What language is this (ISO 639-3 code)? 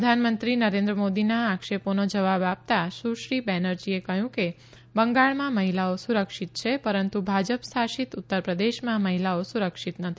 guj